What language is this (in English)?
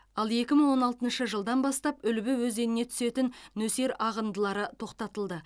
Kazakh